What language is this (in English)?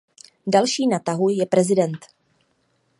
Czech